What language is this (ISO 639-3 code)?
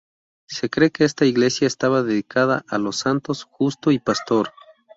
spa